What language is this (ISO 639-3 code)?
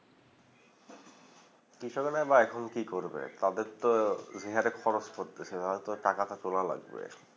ben